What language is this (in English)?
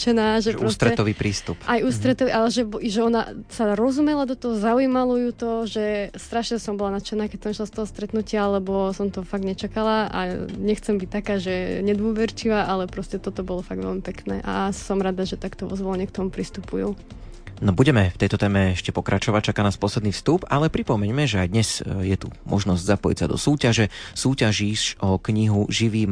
Slovak